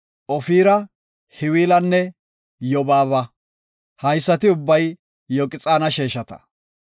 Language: Gofa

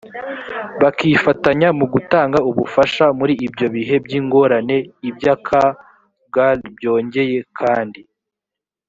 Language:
Kinyarwanda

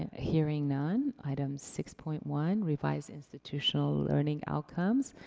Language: English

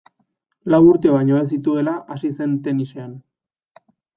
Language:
Basque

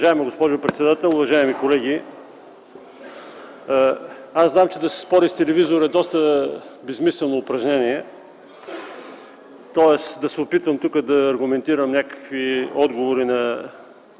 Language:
Bulgarian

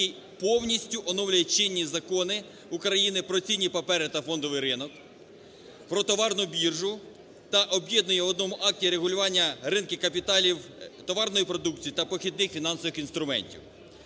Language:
Ukrainian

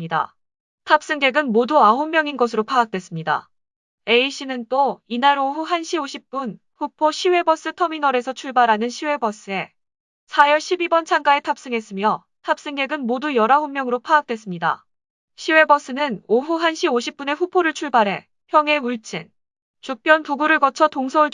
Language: Korean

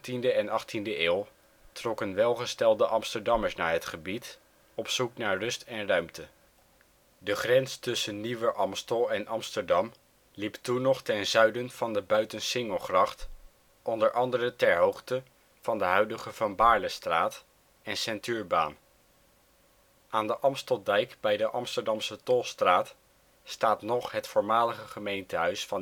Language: Dutch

